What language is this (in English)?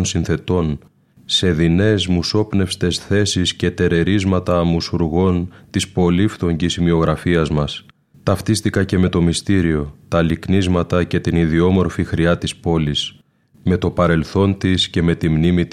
Greek